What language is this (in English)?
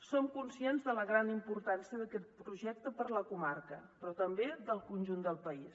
Catalan